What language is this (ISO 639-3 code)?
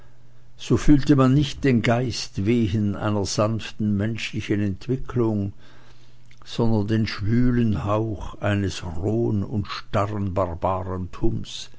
deu